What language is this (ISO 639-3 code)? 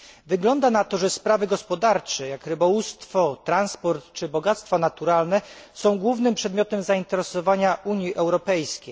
pol